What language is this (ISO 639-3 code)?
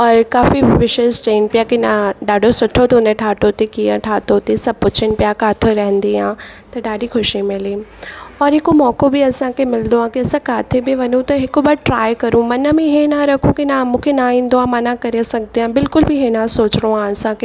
snd